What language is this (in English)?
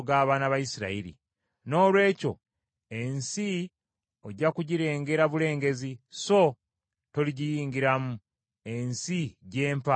Ganda